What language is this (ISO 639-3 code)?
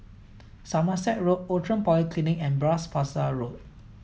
eng